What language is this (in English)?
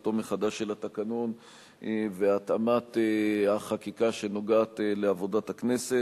Hebrew